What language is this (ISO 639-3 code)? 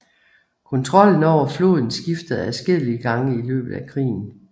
dan